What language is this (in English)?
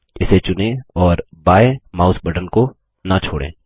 Hindi